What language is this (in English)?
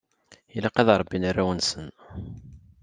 Kabyle